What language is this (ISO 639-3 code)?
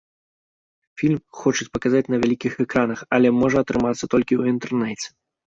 bel